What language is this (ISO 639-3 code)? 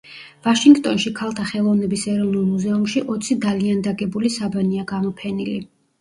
kat